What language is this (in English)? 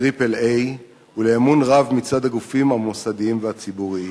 Hebrew